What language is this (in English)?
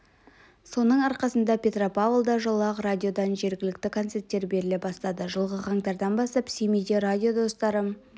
Kazakh